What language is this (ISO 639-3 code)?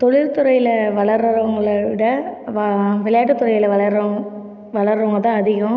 tam